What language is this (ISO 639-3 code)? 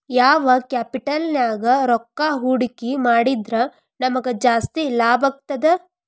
kan